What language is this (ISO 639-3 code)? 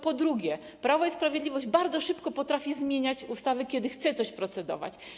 pol